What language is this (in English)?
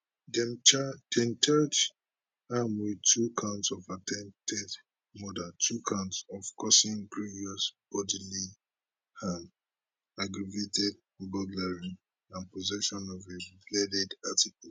Nigerian Pidgin